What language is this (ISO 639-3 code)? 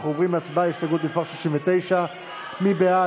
heb